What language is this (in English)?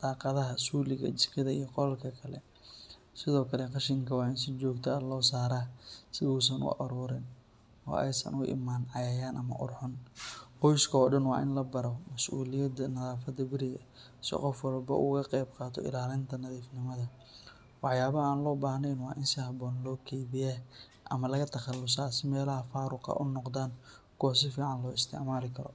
Somali